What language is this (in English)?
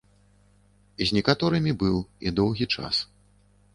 Belarusian